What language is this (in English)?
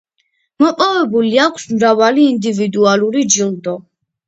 Georgian